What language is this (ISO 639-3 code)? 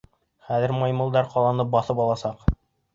bak